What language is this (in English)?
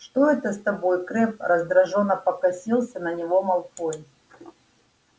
Russian